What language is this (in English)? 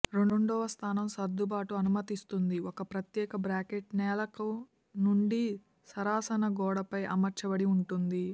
Telugu